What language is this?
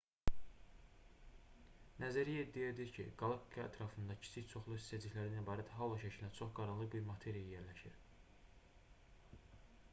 Azerbaijani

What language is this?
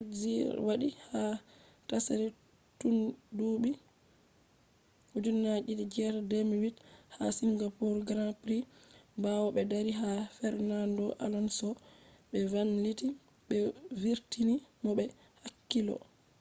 Fula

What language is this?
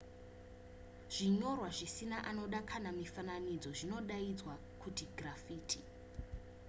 Shona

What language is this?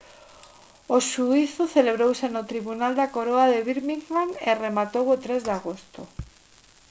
Galician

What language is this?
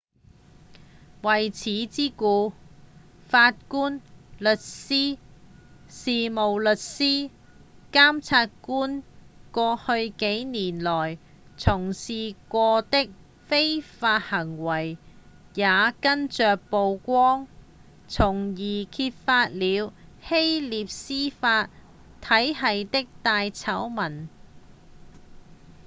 Cantonese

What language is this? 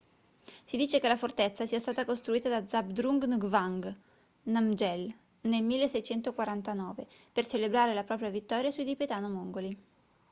Italian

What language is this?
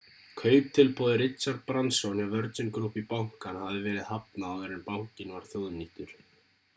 Icelandic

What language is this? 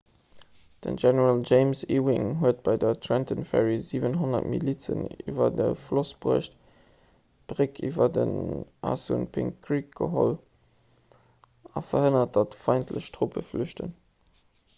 Luxembourgish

